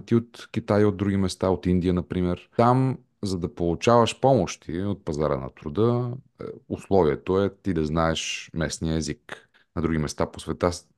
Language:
Bulgarian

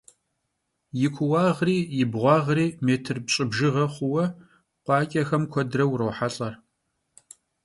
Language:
Kabardian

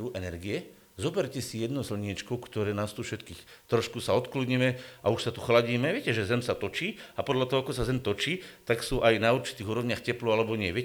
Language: Slovak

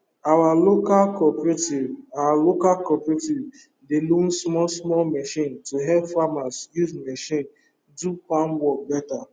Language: Nigerian Pidgin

